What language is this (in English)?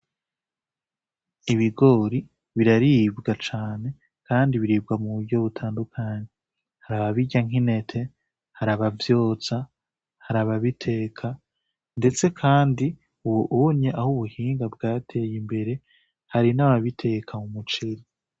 Rundi